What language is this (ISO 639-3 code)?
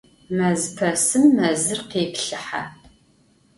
ady